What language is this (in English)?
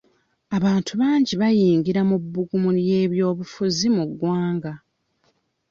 Ganda